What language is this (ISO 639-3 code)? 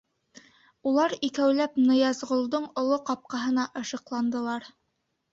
bak